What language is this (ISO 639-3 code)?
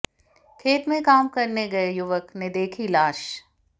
hin